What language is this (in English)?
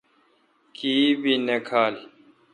Kalkoti